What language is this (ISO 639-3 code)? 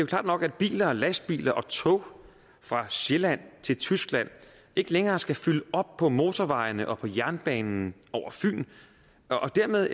dan